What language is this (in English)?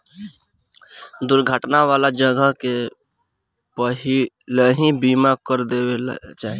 Bhojpuri